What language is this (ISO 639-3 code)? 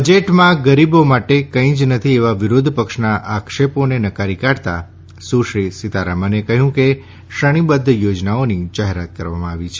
guj